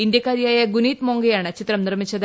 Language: Malayalam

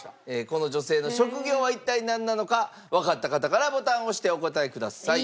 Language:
Japanese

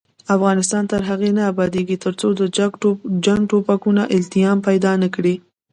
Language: Pashto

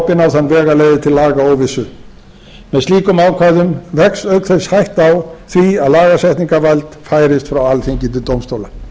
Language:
Icelandic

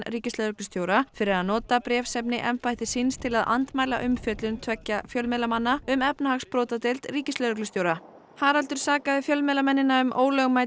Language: Icelandic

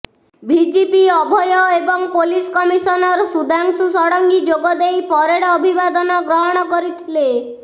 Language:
Odia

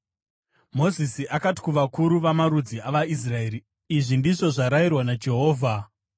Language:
Shona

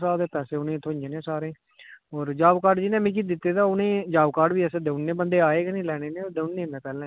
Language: Dogri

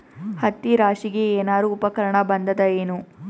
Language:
Kannada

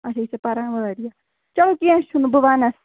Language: Kashmiri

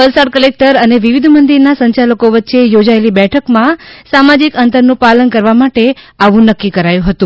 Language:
Gujarati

